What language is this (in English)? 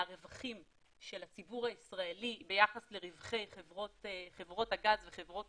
Hebrew